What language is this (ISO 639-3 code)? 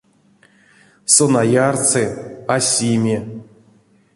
myv